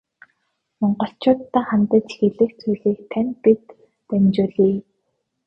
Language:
Mongolian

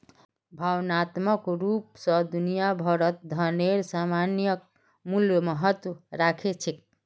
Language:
Magahi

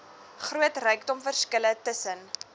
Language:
Afrikaans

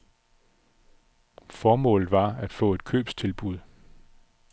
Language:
Danish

